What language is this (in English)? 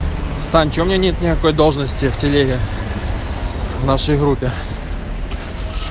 Russian